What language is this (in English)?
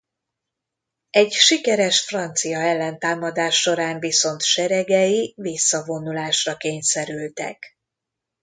Hungarian